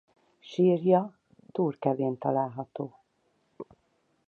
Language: Hungarian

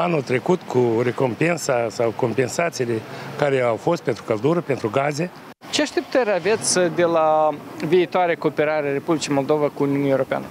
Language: Romanian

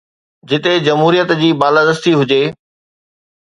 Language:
Sindhi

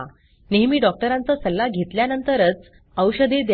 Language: Marathi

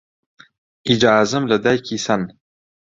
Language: Central Kurdish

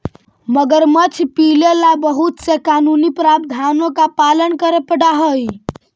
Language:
Magahi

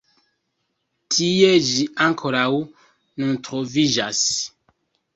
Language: Esperanto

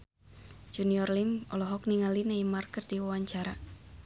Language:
Sundanese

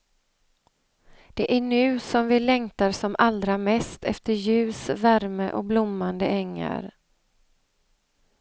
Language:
Swedish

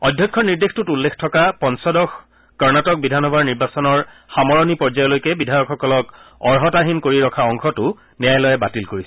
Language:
Assamese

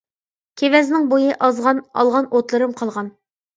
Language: Uyghur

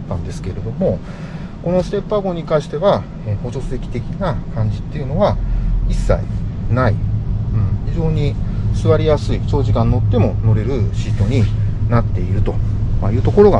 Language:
Japanese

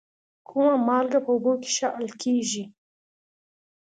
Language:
Pashto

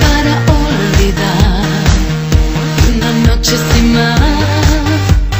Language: Indonesian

